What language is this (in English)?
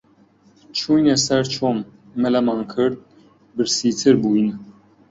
Central Kurdish